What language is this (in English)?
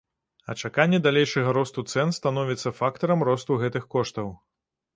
Belarusian